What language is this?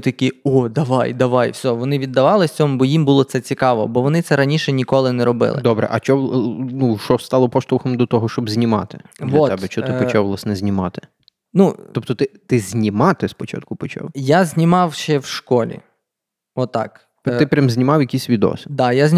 Ukrainian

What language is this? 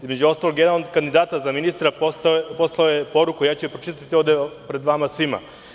Serbian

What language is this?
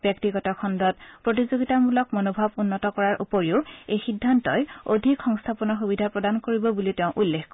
Assamese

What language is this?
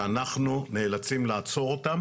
Hebrew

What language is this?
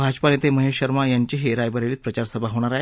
Marathi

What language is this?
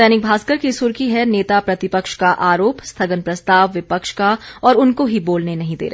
Hindi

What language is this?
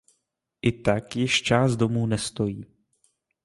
Czech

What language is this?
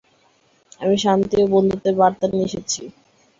Bangla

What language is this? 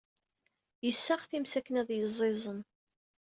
Kabyle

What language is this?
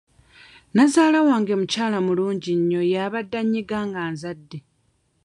Ganda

